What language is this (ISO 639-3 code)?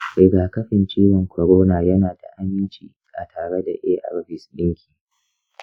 hau